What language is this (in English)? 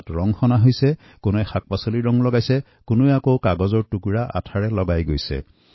Assamese